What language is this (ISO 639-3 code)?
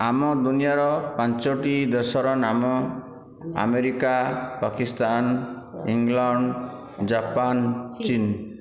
ori